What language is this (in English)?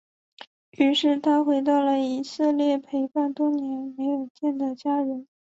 Chinese